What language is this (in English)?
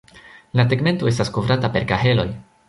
Esperanto